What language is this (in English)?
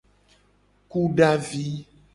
Gen